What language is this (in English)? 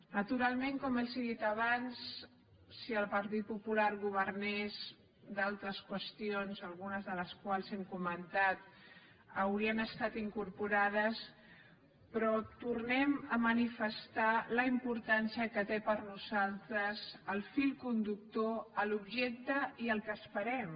Catalan